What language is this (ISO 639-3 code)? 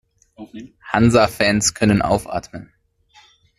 deu